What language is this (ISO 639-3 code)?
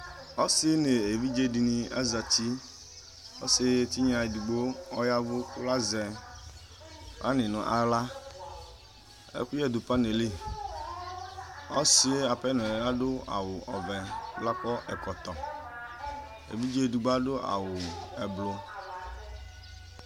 kpo